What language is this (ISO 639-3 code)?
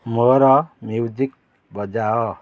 ori